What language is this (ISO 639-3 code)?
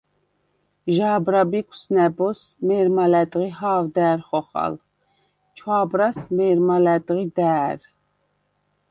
sva